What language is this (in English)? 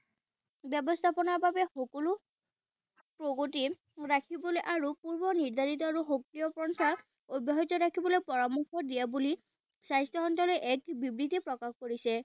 Assamese